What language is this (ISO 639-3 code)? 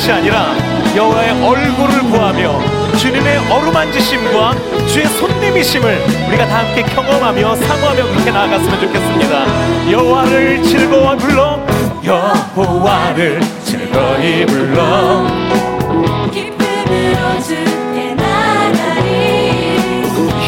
kor